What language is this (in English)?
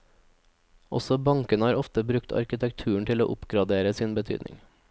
Norwegian